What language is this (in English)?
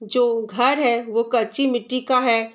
Hindi